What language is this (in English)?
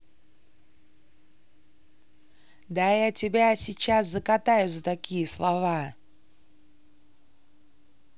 Russian